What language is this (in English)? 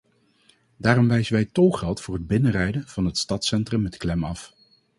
Dutch